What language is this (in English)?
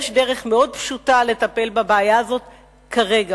Hebrew